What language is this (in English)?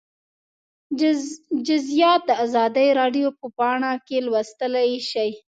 Pashto